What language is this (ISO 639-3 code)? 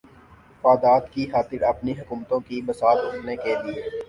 urd